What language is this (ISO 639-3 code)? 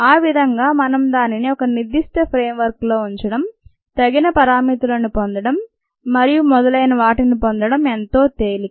tel